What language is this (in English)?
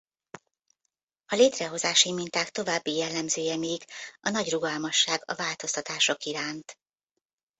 Hungarian